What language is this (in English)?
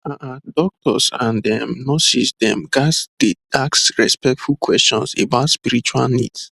Nigerian Pidgin